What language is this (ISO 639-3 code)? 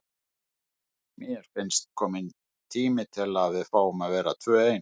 isl